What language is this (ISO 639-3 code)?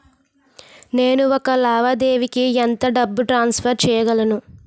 tel